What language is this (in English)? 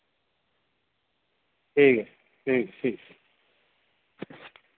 Dogri